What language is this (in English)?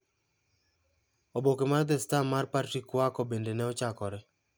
Luo (Kenya and Tanzania)